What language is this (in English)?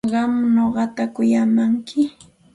Santa Ana de Tusi Pasco Quechua